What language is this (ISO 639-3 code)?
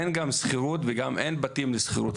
heb